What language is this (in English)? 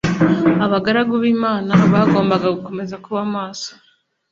Kinyarwanda